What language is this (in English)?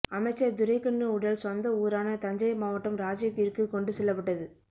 Tamil